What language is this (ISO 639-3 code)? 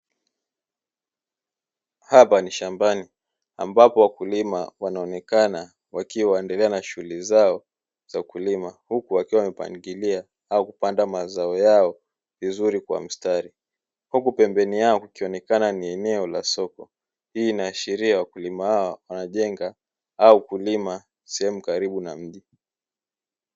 swa